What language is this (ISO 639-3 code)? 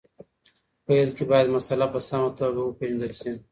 pus